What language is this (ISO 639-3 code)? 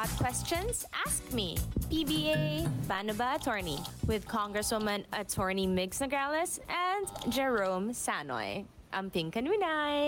fil